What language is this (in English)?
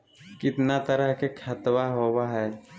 Magahi